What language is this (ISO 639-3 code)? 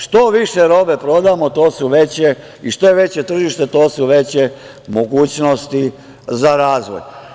srp